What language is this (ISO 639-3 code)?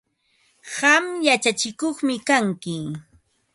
qva